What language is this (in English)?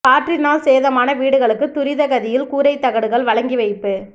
Tamil